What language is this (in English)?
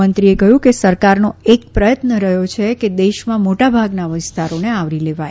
Gujarati